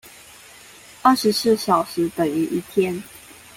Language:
Chinese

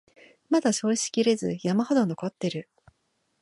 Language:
Japanese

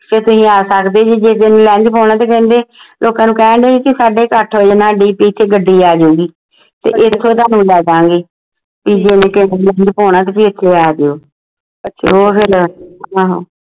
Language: Punjabi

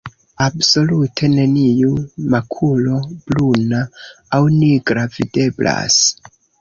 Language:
Esperanto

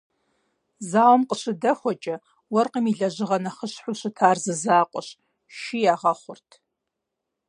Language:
Kabardian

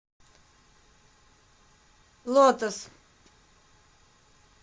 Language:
Russian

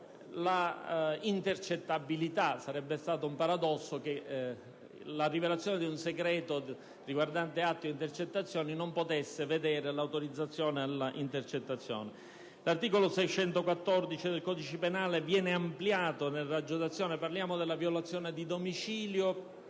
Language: Italian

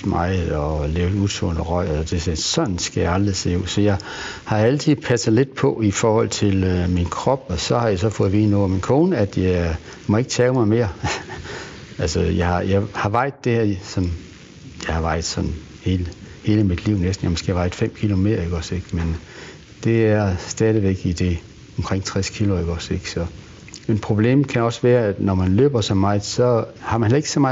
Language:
Danish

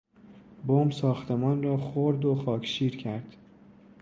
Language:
Persian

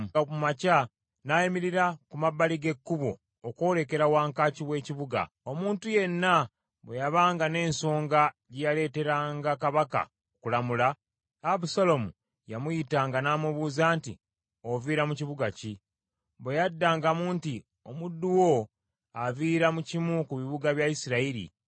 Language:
Ganda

